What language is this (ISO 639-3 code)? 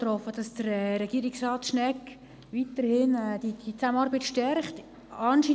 gsw